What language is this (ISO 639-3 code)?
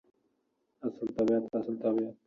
uzb